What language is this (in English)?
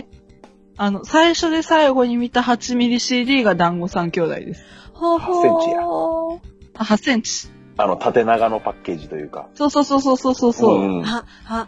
Japanese